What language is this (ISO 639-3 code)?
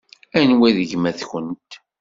kab